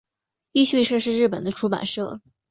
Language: Chinese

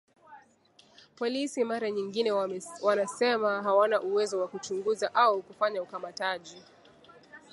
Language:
Swahili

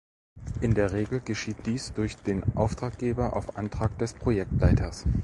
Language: German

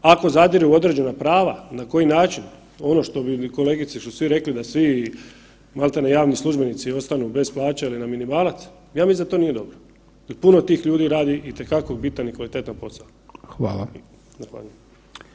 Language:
Croatian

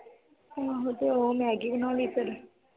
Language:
Punjabi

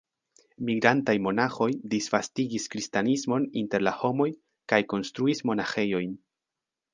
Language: Esperanto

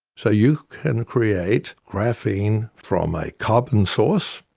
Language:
English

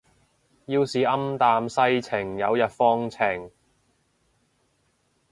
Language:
Cantonese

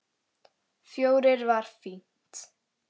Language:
Icelandic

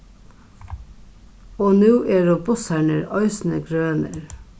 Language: Faroese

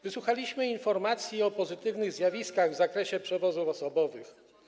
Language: Polish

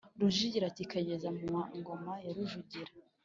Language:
Kinyarwanda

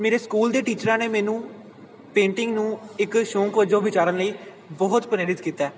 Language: Punjabi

